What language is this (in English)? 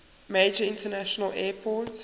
English